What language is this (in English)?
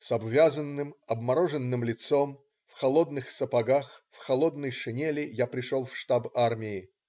Russian